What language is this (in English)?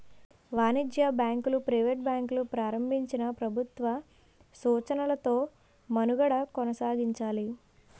Telugu